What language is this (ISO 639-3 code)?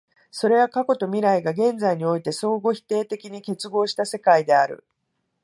jpn